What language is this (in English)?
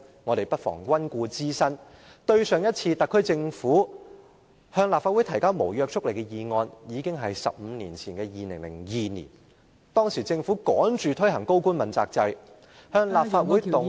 Cantonese